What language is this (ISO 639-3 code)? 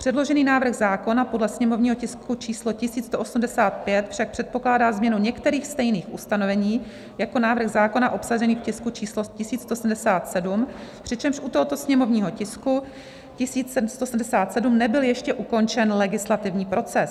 ces